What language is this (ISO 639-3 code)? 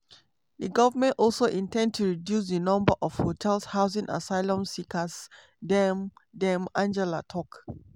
pcm